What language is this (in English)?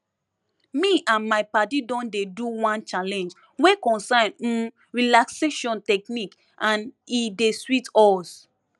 Nigerian Pidgin